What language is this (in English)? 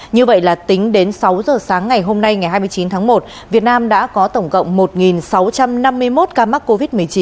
Vietnamese